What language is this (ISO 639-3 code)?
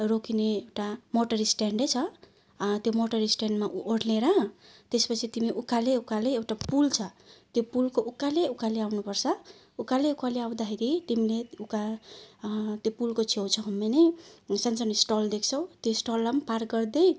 nep